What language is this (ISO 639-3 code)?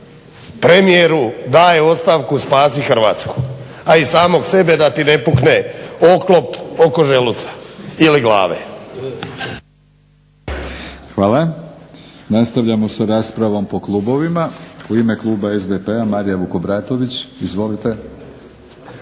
hrv